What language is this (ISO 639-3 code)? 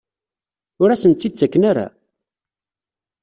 kab